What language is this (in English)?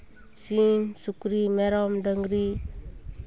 Santali